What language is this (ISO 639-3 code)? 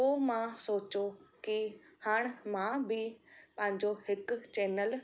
snd